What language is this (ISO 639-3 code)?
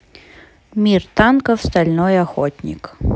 rus